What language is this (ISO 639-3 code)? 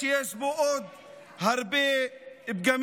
heb